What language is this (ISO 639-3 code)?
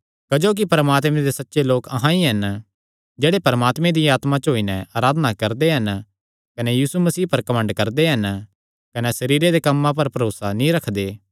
xnr